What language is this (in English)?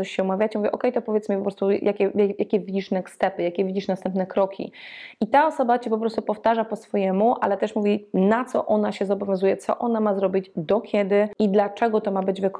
Polish